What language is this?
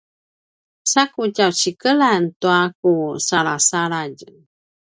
Paiwan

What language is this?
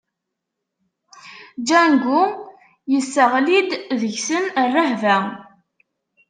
Kabyle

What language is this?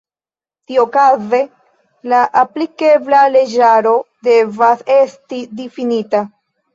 Esperanto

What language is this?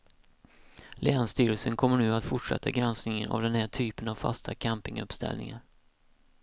Swedish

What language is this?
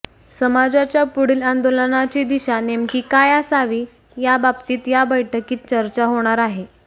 Marathi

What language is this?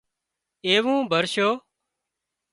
Wadiyara Koli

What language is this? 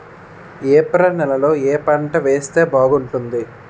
Telugu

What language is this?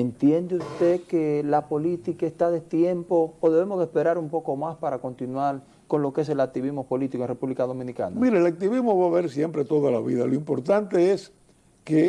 Spanish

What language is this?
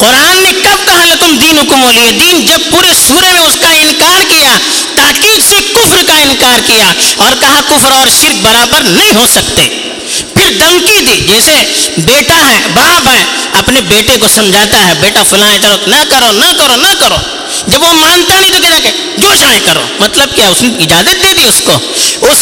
Urdu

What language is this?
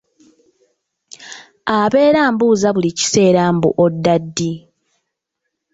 Ganda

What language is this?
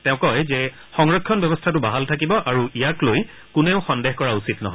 Assamese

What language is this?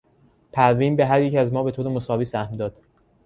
Persian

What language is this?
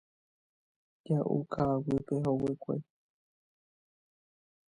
Guarani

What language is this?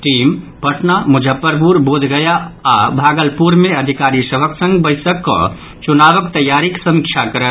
Maithili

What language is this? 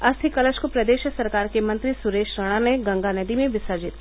Hindi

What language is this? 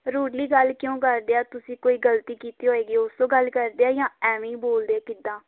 Punjabi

